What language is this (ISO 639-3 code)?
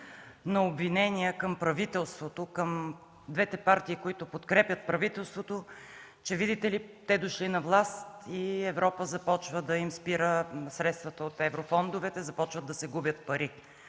bul